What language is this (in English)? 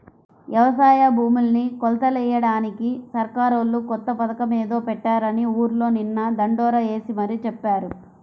Telugu